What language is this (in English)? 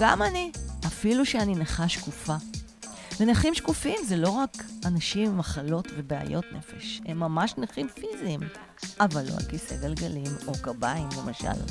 Hebrew